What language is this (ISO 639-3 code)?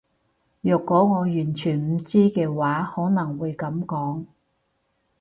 yue